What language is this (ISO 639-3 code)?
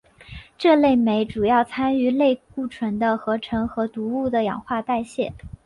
zho